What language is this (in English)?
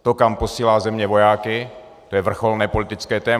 Czech